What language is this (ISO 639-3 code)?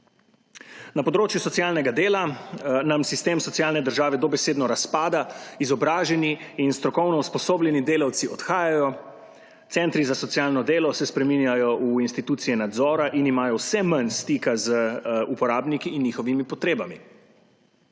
slv